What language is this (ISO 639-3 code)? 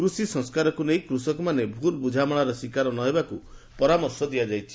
ori